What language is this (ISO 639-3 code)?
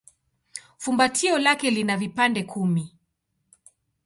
swa